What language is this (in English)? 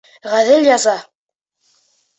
Bashkir